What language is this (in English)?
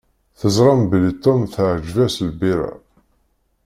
Kabyle